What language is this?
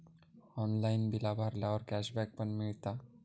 Marathi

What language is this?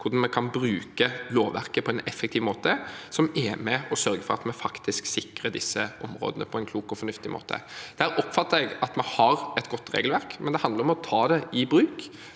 Norwegian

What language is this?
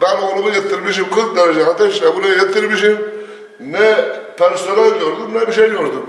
Turkish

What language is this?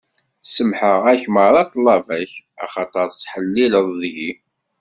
Kabyle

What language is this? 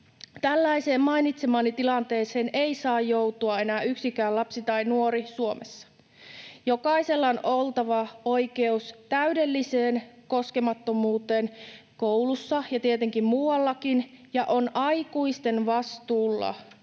Finnish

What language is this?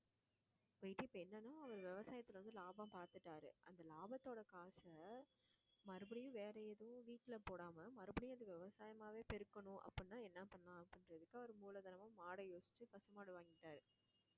Tamil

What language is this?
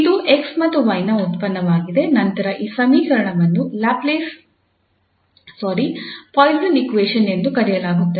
Kannada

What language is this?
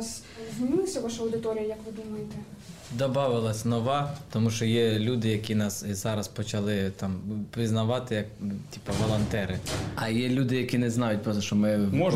Ukrainian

